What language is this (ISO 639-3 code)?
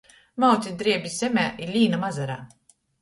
ltg